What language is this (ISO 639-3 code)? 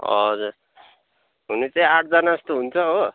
nep